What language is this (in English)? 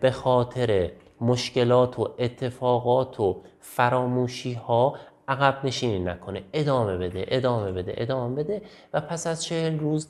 Persian